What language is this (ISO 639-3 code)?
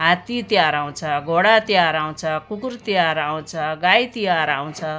nep